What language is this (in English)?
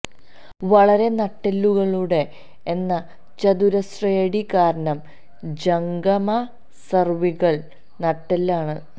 Malayalam